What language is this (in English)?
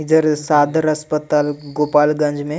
Sadri